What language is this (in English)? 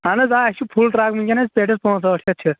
Kashmiri